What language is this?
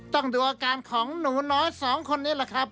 Thai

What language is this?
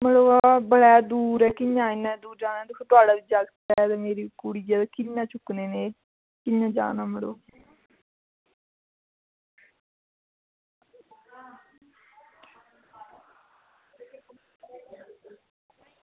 Dogri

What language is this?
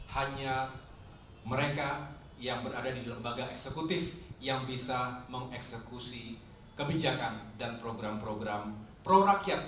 Indonesian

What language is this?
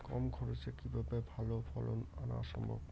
Bangla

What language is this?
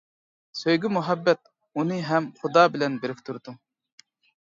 Uyghur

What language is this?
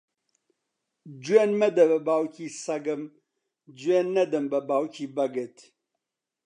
Central Kurdish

